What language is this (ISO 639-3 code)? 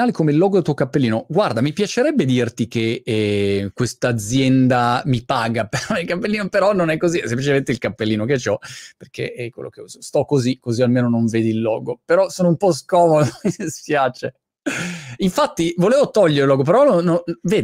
ita